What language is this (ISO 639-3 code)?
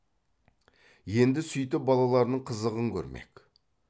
kaz